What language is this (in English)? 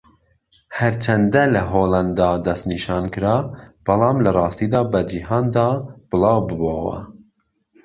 Central Kurdish